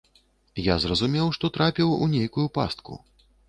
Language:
Belarusian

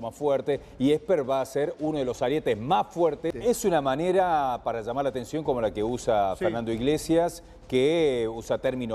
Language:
Spanish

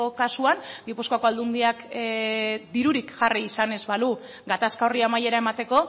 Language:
Basque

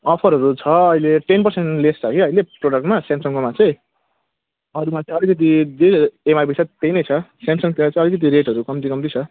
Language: Nepali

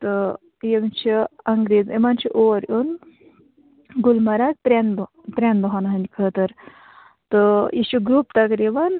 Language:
Kashmiri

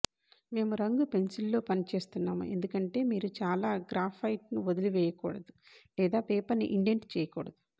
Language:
Telugu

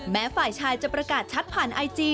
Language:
Thai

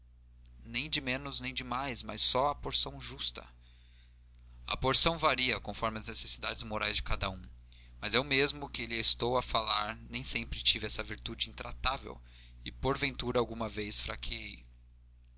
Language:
Portuguese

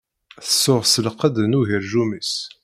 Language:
Kabyle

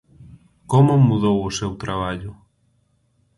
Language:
Galician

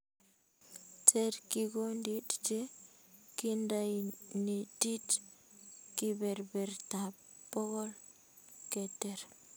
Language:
Kalenjin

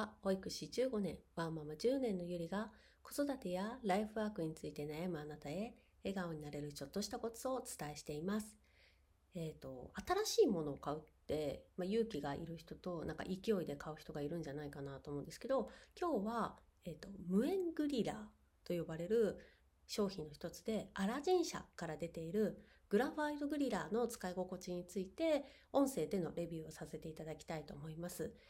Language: Japanese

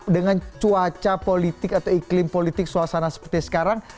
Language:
Indonesian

